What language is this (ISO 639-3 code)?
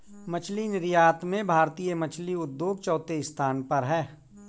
hin